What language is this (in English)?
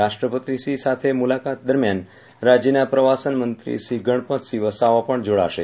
Gujarati